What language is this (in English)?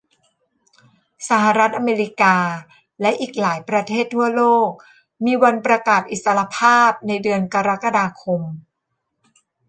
Thai